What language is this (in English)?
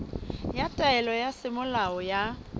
Southern Sotho